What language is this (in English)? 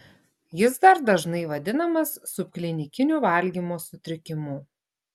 Lithuanian